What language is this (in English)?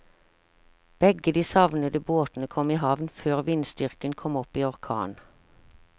Norwegian